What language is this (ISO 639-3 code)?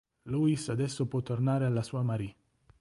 ita